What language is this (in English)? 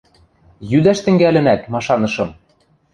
Western Mari